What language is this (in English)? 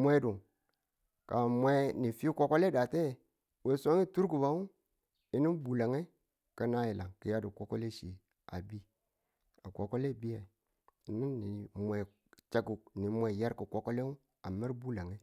Tula